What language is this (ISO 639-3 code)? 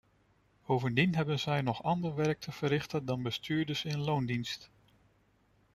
nld